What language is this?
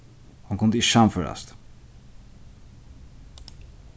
Faroese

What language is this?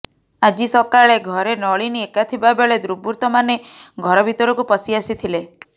Odia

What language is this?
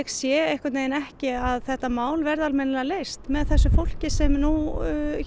Icelandic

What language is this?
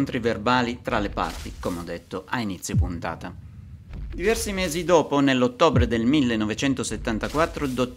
Italian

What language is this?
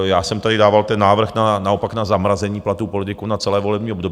Czech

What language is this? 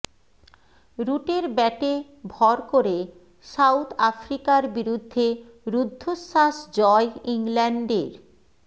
Bangla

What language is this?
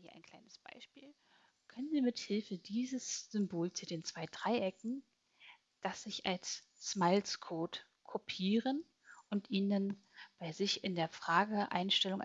German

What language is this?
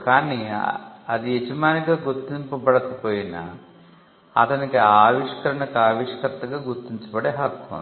Telugu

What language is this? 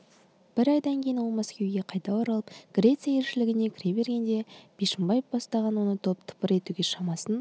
Kazakh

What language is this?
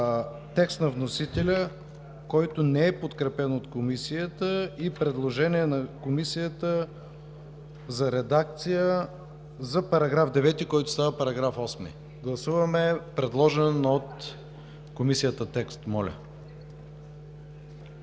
Bulgarian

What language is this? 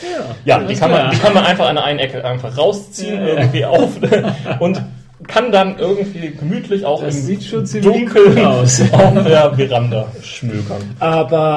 German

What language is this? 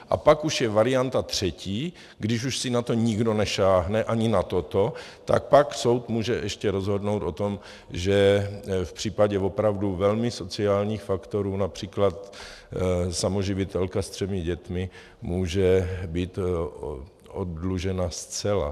Czech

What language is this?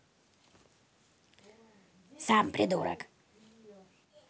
Russian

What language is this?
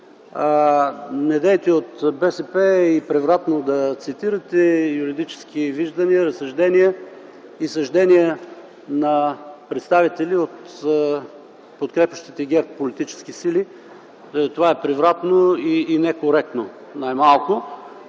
Bulgarian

